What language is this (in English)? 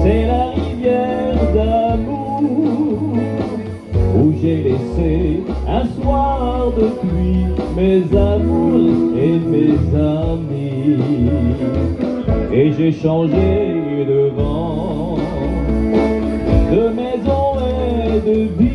Romanian